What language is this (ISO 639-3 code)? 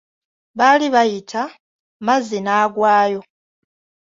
lug